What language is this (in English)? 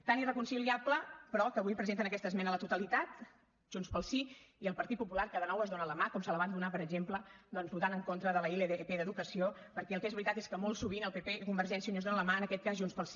Catalan